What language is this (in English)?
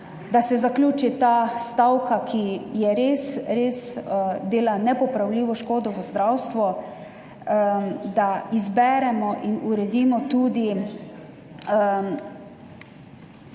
Slovenian